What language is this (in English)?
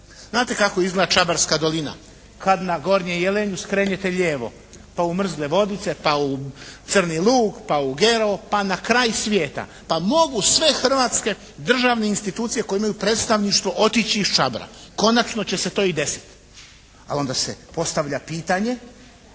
Croatian